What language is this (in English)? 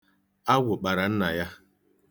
Igbo